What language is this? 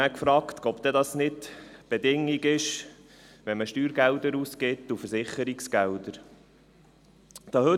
Swiss German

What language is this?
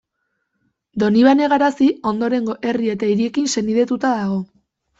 Basque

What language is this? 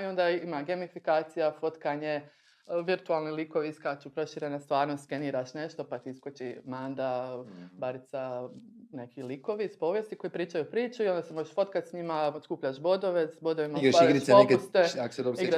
Croatian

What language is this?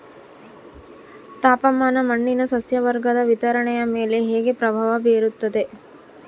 Kannada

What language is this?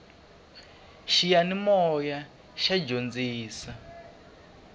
Tsonga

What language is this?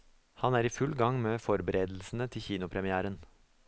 Norwegian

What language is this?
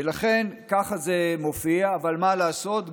Hebrew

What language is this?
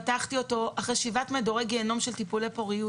Hebrew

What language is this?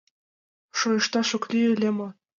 Mari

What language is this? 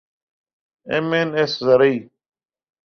Urdu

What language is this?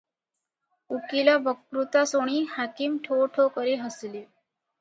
Odia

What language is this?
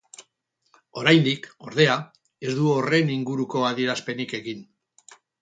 Basque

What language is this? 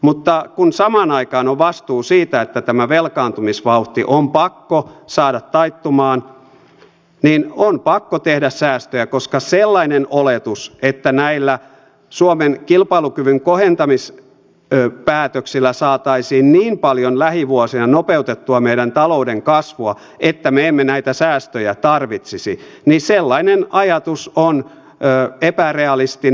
Finnish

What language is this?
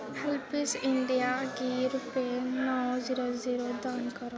Dogri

